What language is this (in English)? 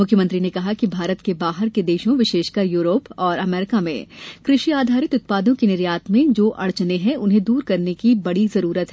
Hindi